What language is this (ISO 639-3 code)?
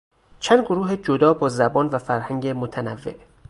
fas